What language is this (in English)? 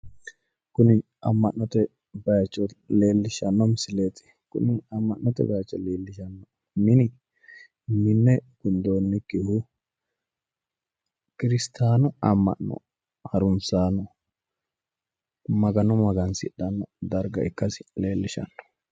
Sidamo